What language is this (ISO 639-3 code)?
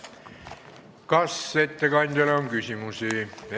est